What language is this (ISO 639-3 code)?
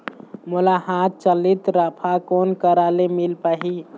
hne